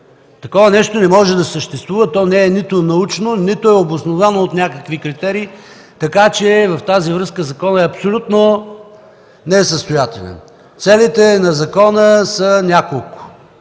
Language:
Bulgarian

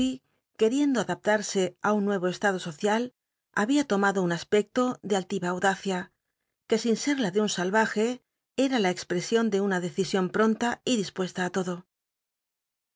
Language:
Spanish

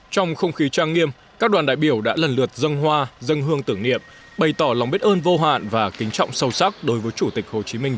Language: Vietnamese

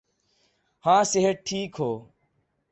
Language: Urdu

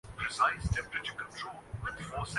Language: Urdu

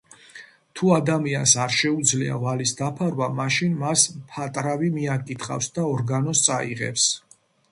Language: Georgian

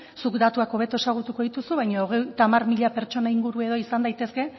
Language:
Basque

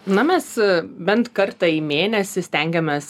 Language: Lithuanian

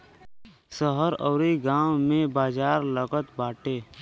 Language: Bhojpuri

